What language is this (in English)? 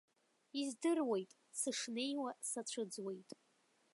Abkhazian